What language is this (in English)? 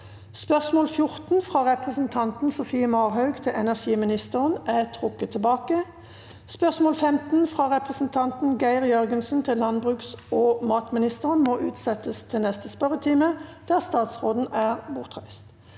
Norwegian